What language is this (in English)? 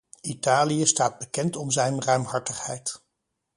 Dutch